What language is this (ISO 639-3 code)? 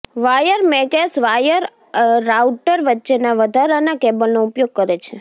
guj